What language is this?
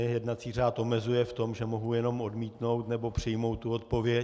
Czech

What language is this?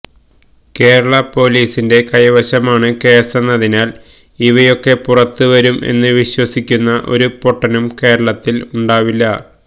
Malayalam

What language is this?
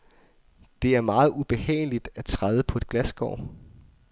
Danish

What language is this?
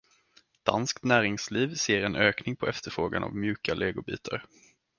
Swedish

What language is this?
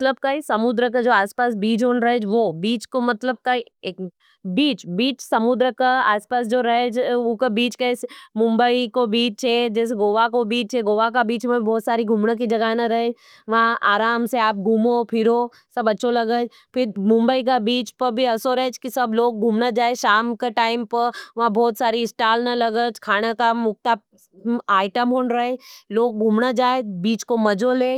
Nimadi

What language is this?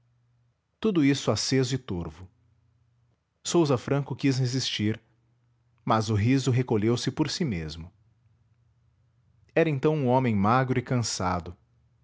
Portuguese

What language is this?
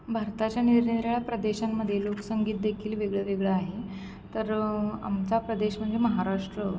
Marathi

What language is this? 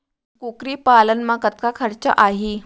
Chhattisgarhi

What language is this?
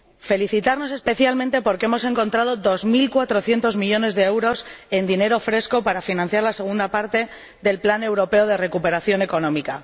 Spanish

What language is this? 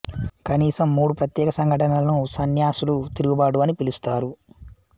Telugu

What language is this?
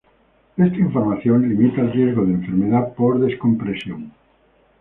Spanish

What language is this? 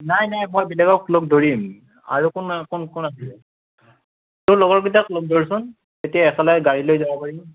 Assamese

